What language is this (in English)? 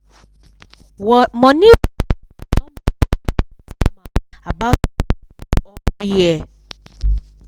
Nigerian Pidgin